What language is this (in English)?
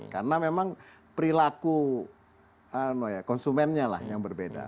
Indonesian